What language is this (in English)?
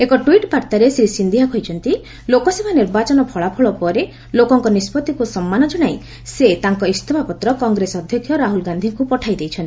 Odia